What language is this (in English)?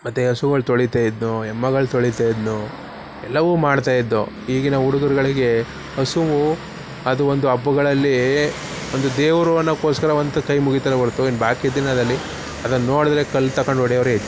Kannada